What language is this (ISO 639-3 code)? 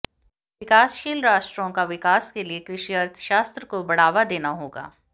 hin